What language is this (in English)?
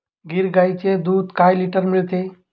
Marathi